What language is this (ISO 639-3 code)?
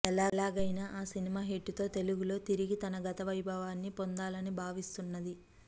tel